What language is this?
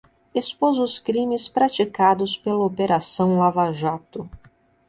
Portuguese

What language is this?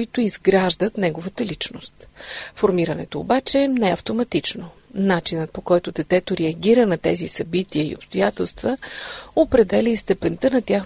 Bulgarian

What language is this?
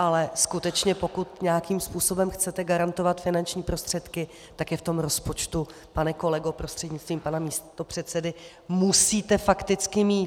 Czech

